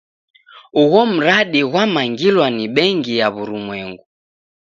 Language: Taita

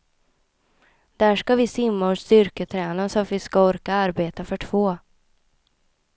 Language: Swedish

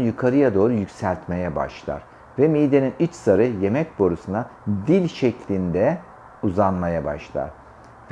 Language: Turkish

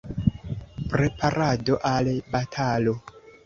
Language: Esperanto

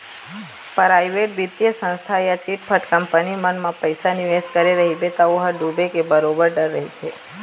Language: Chhattisgarhi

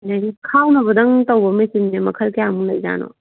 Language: Manipuri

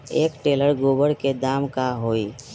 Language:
Magahi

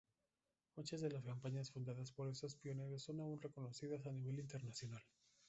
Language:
Spanish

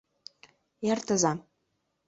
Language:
Mari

